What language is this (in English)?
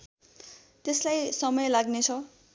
Nepali